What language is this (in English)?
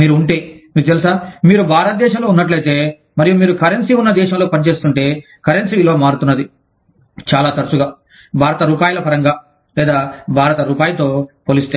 Telugu